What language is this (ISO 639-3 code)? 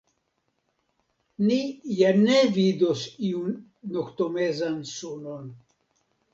epo